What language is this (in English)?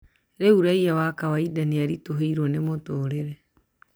Kikuyu